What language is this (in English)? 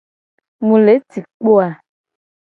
Gen